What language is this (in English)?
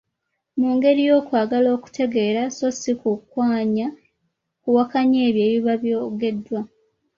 Ganda